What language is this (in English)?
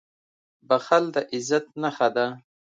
Pashto